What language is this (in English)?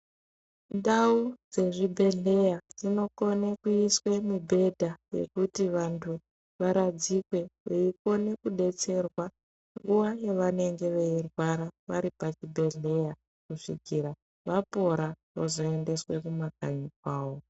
Ndau